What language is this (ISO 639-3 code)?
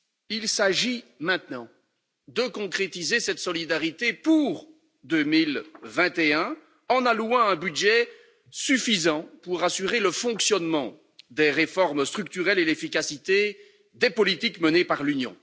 fra